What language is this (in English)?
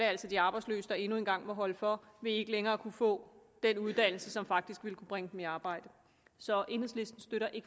Danish